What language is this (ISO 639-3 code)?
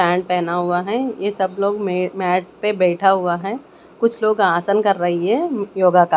hin